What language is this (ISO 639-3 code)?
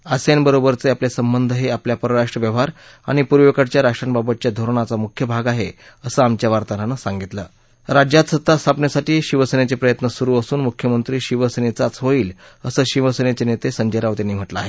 mar